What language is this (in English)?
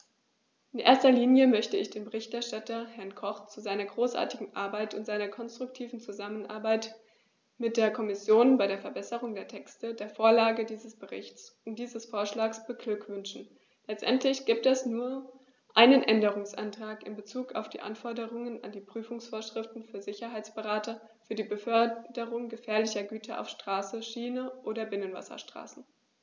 German